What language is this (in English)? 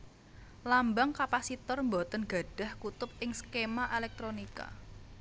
Javanese